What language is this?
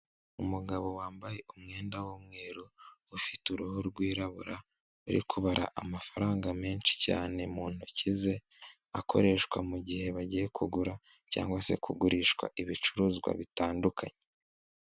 Kinyarwanda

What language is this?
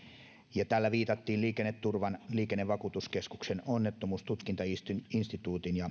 Finnish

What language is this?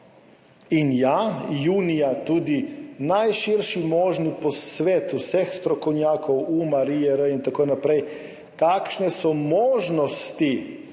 Slovenian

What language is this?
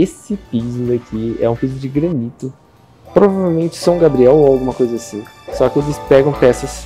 Portuguese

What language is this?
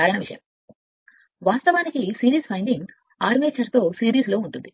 Telugu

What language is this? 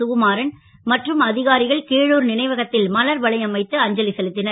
Tamil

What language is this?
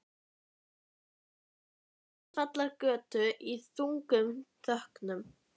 Icelandic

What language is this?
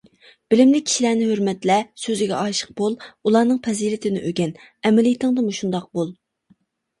Uyghur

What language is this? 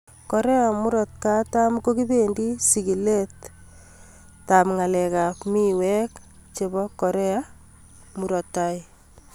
Kalenjin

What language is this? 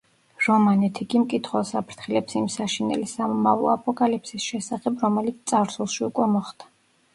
Georgian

